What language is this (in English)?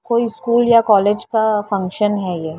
Hindi